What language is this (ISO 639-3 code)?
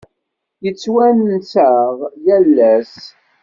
kab